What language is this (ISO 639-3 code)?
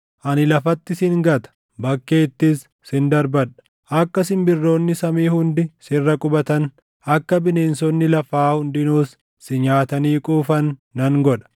orm